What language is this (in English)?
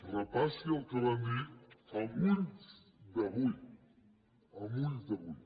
Catalan